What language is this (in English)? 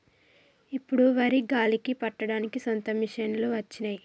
Telugu